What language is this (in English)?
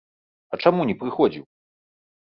Belarusian